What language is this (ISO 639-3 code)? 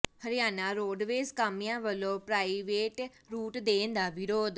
pan